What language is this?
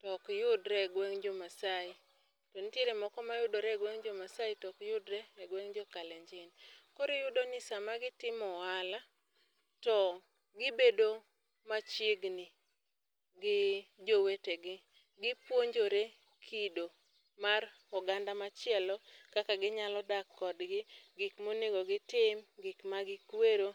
Luo (Kenya and Tanzania)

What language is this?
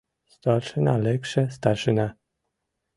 Mari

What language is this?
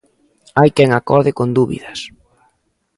Galician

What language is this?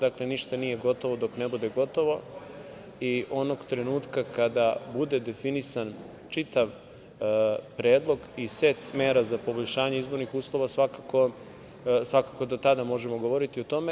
Serbian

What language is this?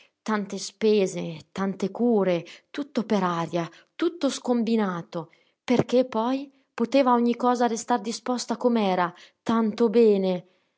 Italian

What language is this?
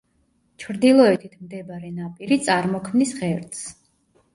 Georgian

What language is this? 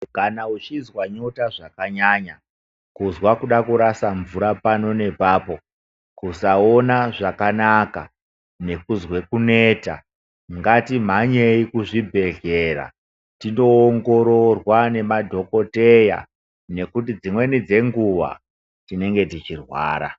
Ndau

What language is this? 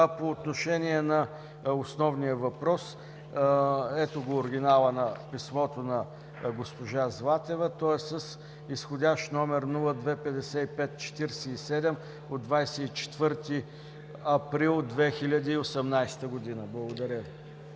Bulgarian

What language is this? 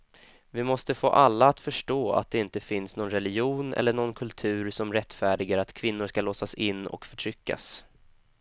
Swedish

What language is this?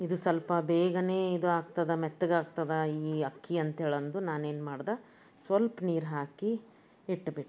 Kannada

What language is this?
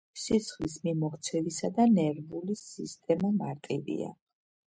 Georgian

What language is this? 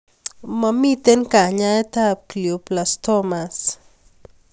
Kalenjin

